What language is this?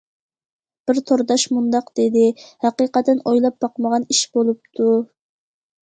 Uyghur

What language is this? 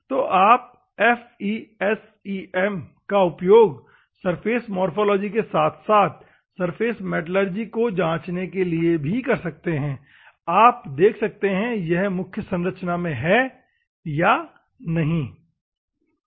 Hindi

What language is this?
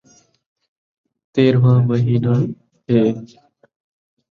Saraiki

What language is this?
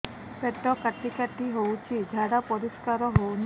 Odia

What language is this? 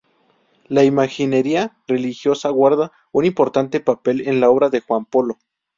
Spanish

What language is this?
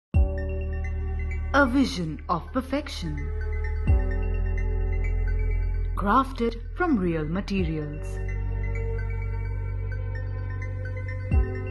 English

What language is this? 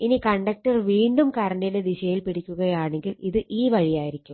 Malayalam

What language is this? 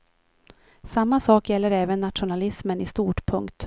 Swedish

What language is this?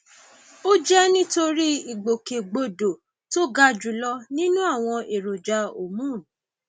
Yoruba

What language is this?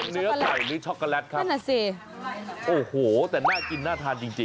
Thai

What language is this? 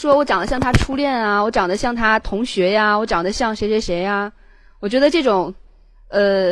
Chinese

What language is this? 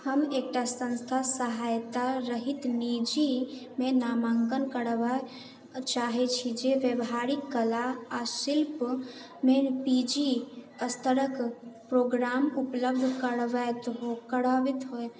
Maithili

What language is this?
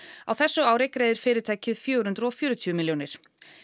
Icelandic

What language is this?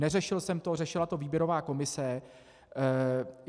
Czech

